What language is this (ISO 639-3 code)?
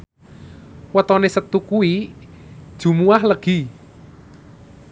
jav